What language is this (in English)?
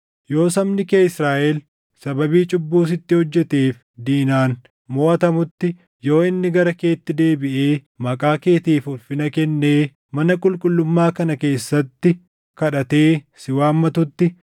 Oromo